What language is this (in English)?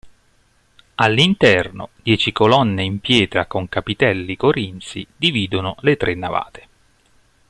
Italian